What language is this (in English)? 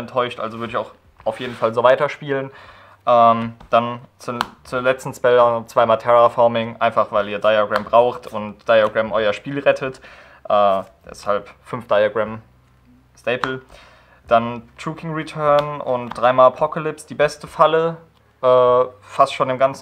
German